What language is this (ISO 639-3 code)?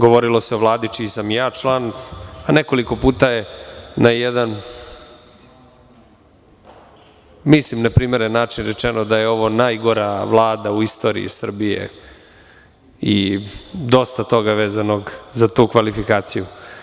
srp